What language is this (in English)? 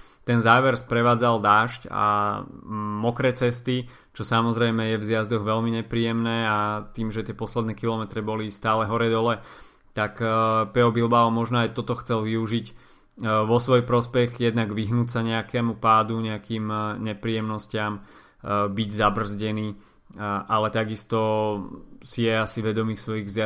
Slovak